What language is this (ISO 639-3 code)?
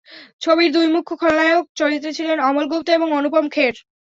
ben